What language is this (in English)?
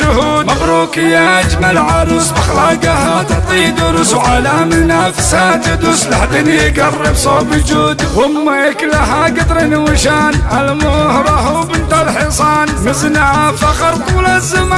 Arabic